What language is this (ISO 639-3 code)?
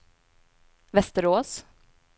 swe